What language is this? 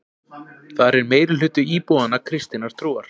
Icelandic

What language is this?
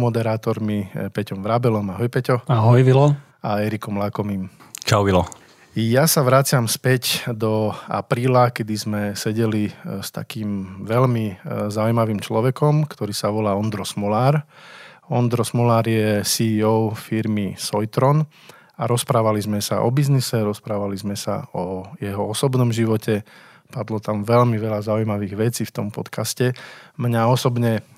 Slovak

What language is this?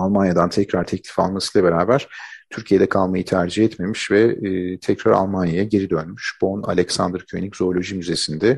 Turkish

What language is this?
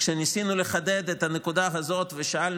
Hebrew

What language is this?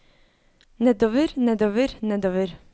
Norwegian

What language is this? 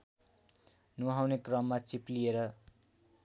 Nepali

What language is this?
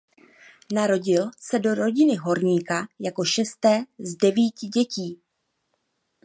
Czech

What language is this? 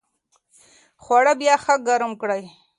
Pashto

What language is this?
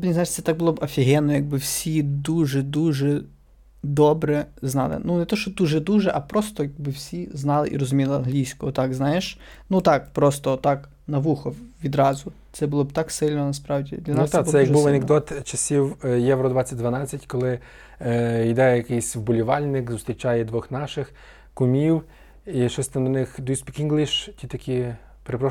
Ukrainian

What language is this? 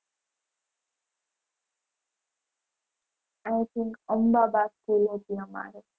Gujarati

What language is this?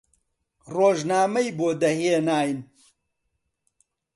Central Kurdish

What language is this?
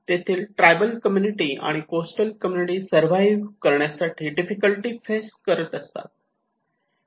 Marathi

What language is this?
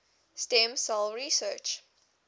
English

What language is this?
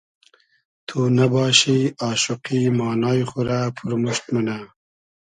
Hazaragi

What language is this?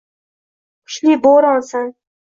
Uzbek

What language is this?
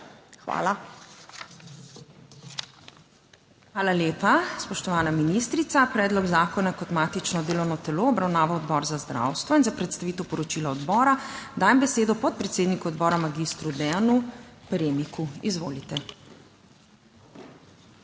Slovenian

